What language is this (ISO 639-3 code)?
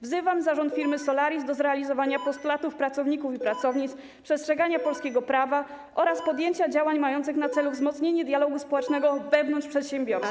pol